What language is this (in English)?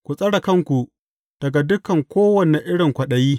Hausa